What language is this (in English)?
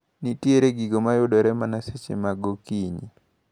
Luo (Kenya and Tanzania)